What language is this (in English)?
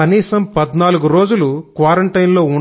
Telugu